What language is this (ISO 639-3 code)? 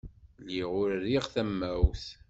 kab